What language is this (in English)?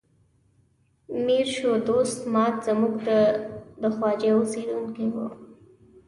Pashto